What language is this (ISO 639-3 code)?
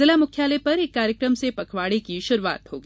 hin